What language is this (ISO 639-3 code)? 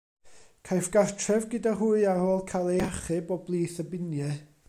cym